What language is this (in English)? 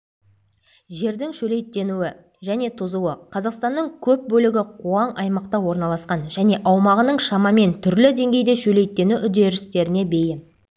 Kazakh